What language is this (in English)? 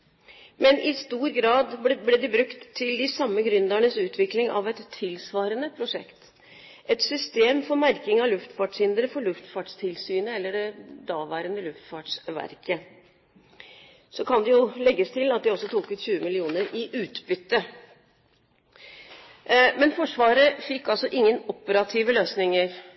Norwegian Bokmål